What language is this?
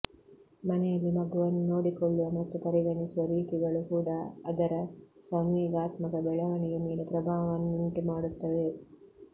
Kannada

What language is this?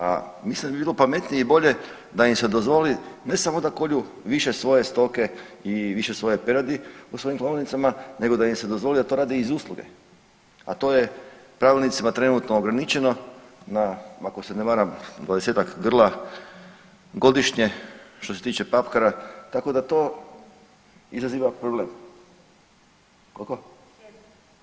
Croatian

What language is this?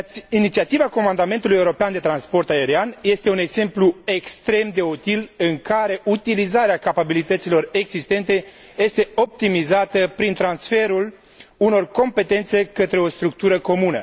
Romanian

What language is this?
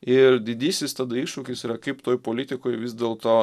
Lithuanian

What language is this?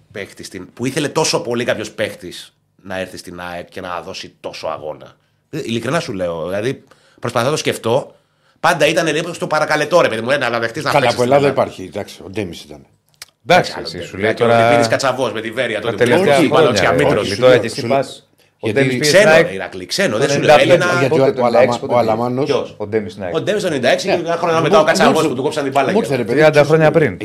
Greek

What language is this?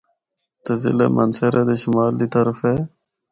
Northern Hindko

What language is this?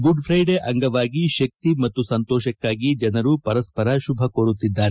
Kannada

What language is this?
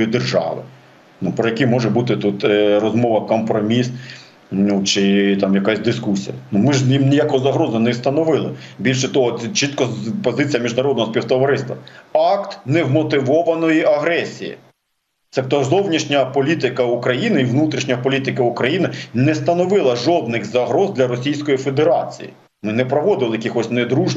Ukrainian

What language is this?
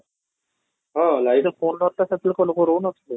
Odia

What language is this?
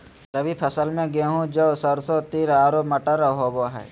Magahi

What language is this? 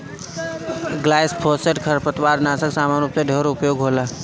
Bhojpuri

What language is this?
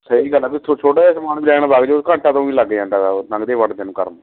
Punjabi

